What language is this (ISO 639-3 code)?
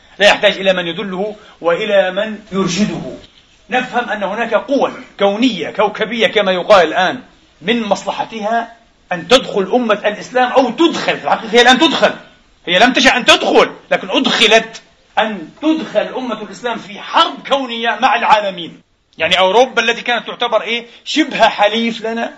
ara